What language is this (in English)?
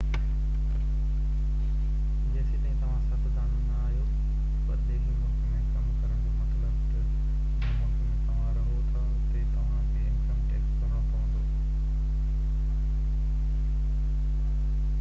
Sindhi